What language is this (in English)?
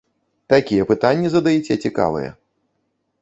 Belarusian